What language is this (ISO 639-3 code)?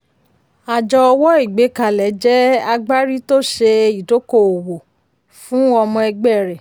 yor